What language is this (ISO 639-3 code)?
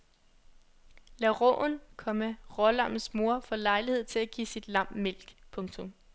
dan